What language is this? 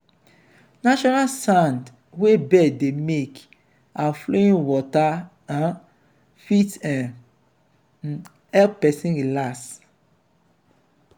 Nigerian Pidgin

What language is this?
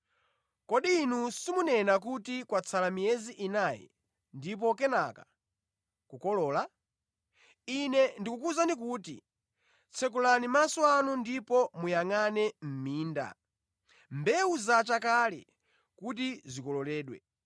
Nyanja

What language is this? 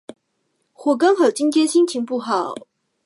Chinese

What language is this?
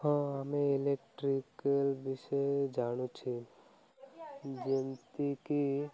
Odia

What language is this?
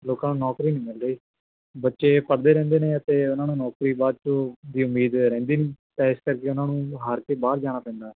Punjabi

